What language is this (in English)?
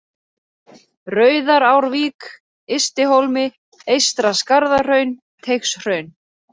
Icelandic